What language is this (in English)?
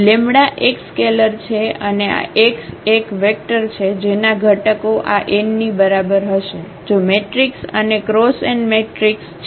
Gujarati